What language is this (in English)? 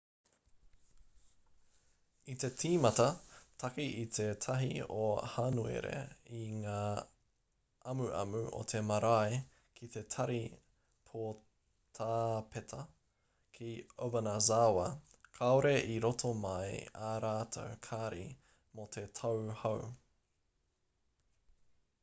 Māori